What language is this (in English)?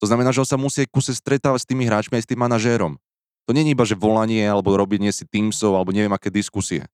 Slovak